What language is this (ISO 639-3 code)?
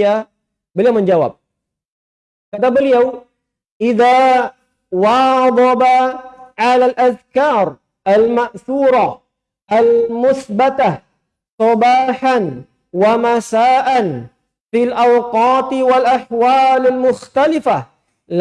ind